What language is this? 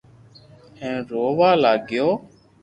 Loarki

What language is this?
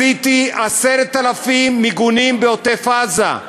Hebrew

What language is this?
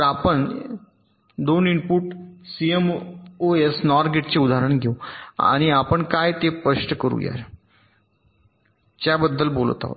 Marathi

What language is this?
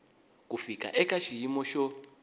Tsonga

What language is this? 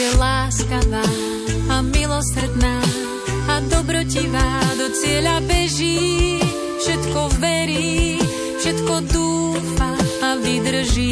Slovak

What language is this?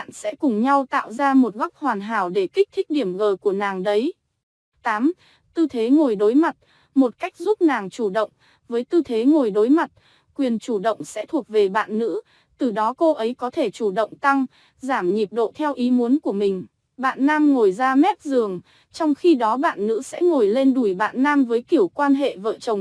Vietnamese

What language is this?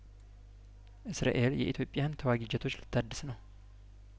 Amharic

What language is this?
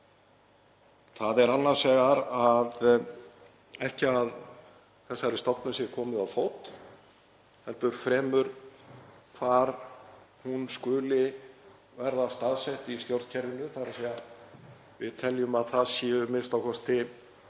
Icelandic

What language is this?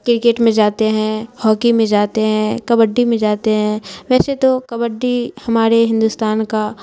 Urdu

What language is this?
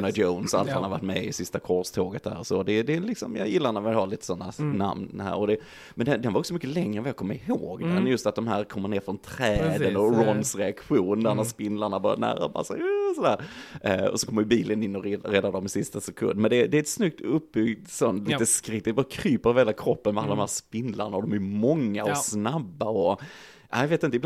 Swedish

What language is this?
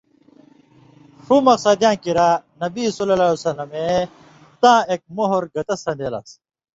Indus Kohistani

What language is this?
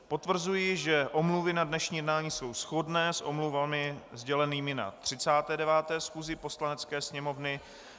Czech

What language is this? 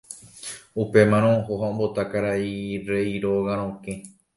Guarani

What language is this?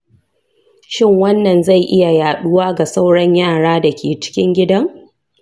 Hausa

